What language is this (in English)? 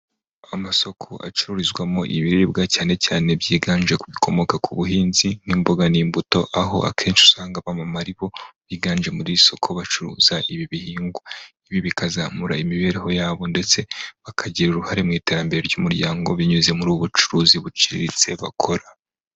Kinyarwanda